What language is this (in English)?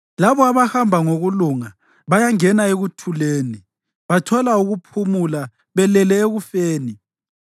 North Ndebele